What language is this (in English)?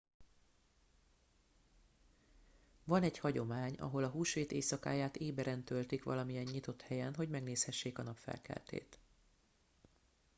Hungarian